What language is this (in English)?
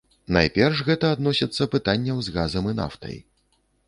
Belarusian